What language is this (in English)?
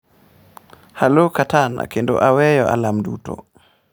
Luo (Kenya and Tanzania)